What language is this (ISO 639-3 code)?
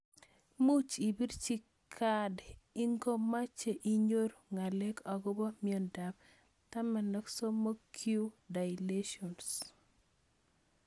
kln